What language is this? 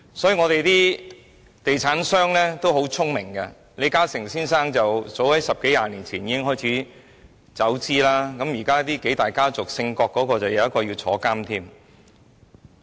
Cantonese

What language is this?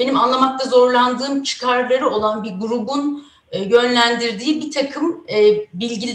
Turkish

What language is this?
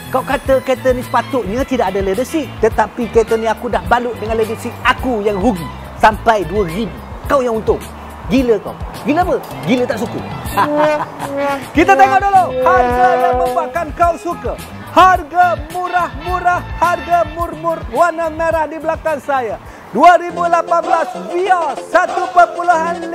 Malay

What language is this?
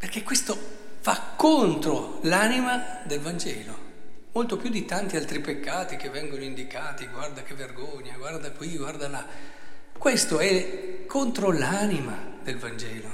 Italian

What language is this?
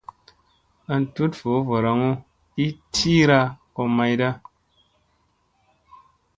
Musey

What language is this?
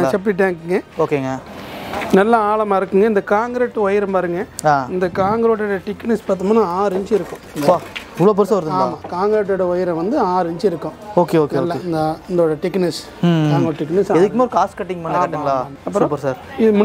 Romanian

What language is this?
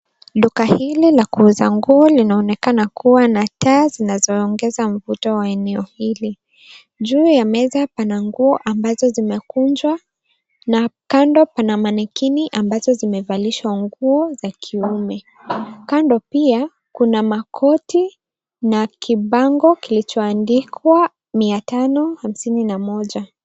Swahili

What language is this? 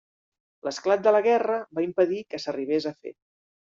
Catalan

